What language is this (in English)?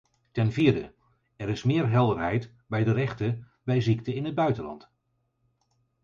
Dutch